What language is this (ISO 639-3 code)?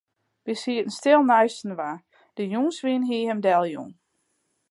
fry